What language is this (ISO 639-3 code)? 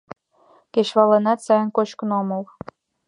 chm